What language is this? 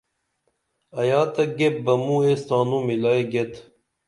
Dameli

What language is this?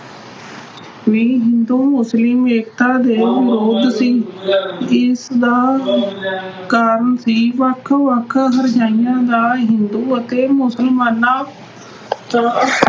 Punjabi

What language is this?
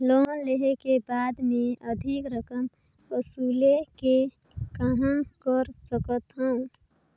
Chhattisgarhi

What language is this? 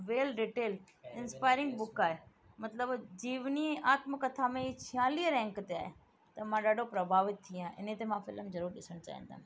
Sindhi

